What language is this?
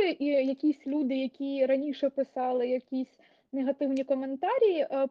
Ukrainian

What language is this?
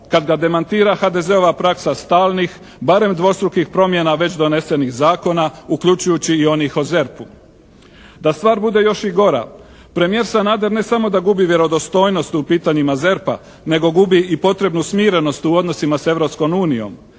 Croatian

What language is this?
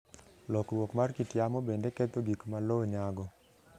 Luo (Kenya and Tanzania)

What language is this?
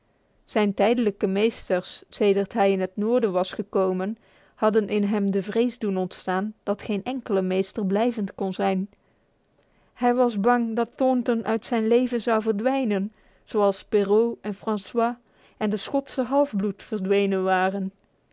Dutch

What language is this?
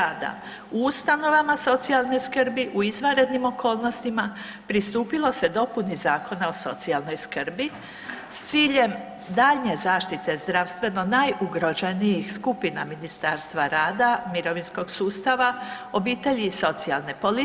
Croatian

